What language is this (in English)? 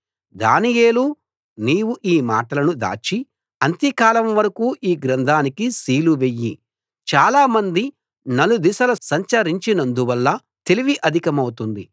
Telugu